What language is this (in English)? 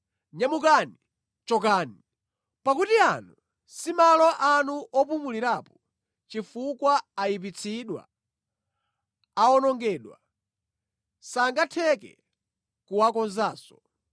Nyanja